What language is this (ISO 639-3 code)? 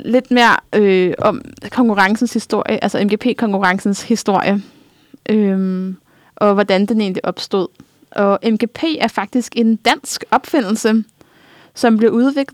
dan